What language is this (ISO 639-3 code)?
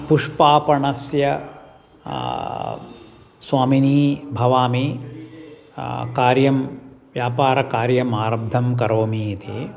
san